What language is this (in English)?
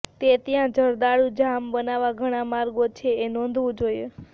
Gujarati